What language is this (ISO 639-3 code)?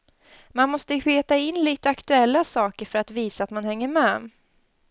swe